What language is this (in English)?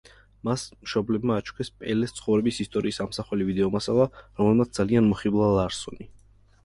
Georgian